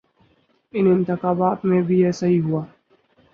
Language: Urdu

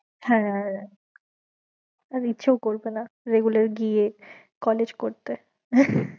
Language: Bangla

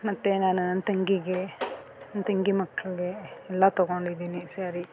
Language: Kannada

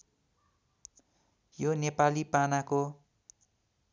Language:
Nepali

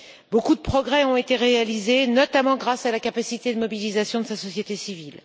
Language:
French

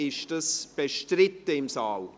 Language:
Swiss German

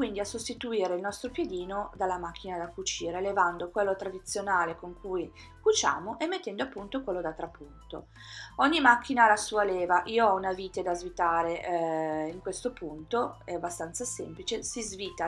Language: Italian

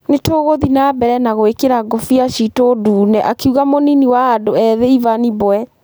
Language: Kikuyu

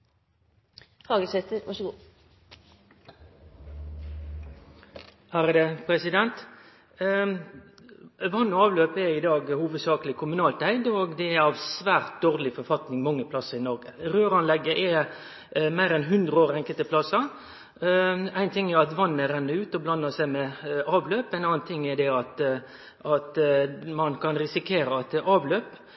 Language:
Norwegian Nynorsk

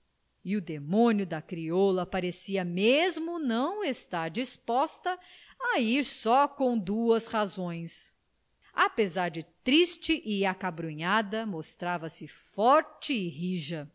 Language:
Portuguese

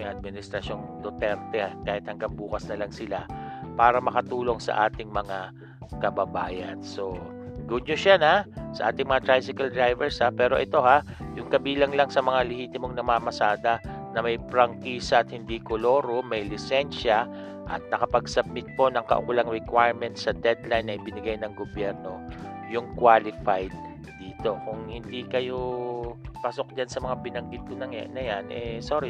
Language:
Filipino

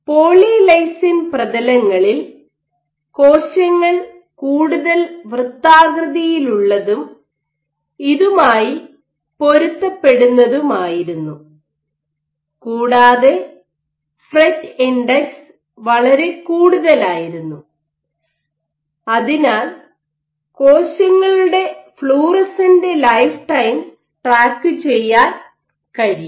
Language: Malayalam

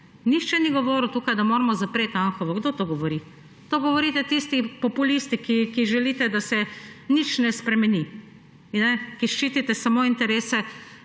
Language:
Slovenian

